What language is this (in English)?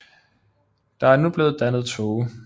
Danish